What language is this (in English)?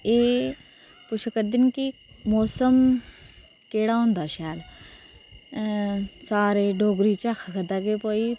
Dogri